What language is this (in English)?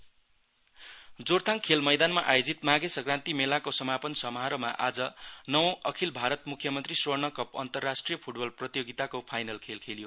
Nepali